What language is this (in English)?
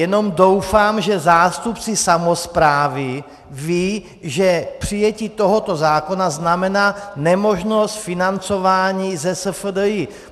Czech